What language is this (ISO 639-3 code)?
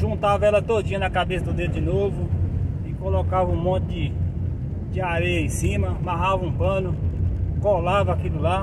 por